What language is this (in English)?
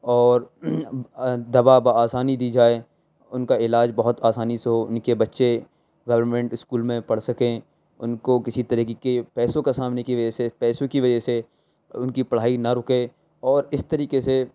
Urdu